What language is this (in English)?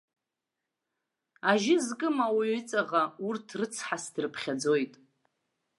Abkhazian